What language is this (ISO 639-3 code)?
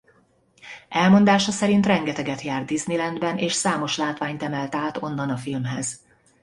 hun